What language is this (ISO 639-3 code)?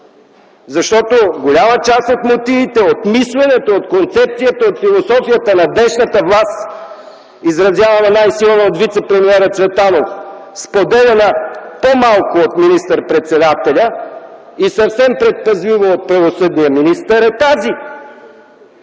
bul